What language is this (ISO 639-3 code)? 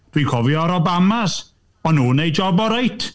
cym